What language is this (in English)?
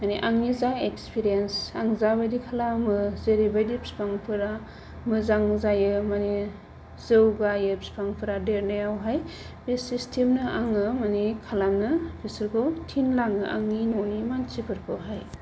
Bodo